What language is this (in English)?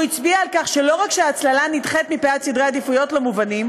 Hebrew